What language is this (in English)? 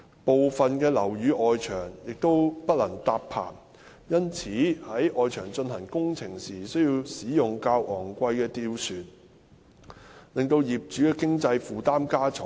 Cantonese